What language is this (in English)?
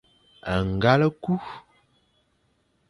Fang